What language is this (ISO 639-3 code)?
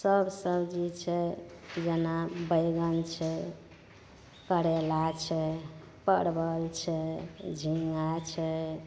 mai